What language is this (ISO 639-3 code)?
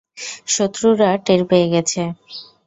ben